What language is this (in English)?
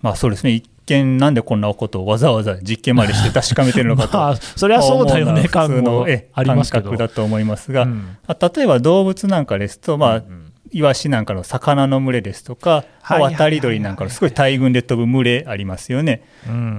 Japanese